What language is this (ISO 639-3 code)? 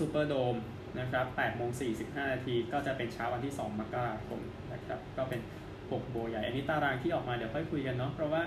tha